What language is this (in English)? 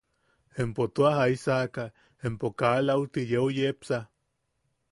Yaqui